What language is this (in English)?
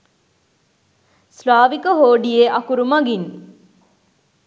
Sinhala